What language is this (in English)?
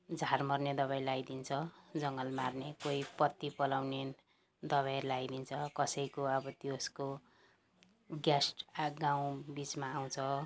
Nepali